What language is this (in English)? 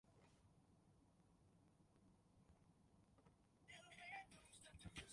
Japanese